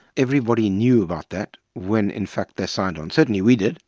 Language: English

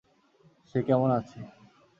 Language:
Bangla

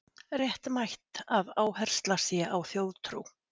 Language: Icelandic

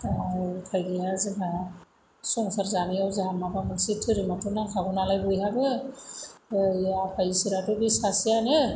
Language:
Bodo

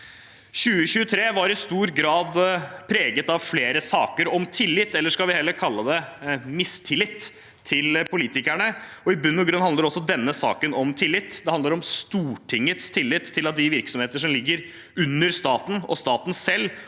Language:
Norwegian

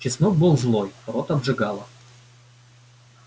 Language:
Russian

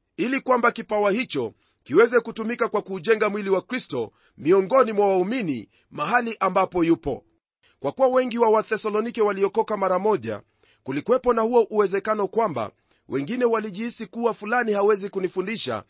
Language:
Swahili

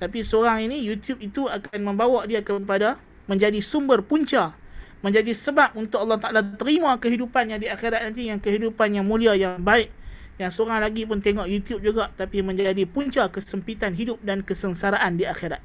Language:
Malay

